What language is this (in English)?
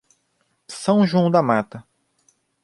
Portuguese